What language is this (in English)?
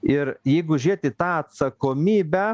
Lithuanian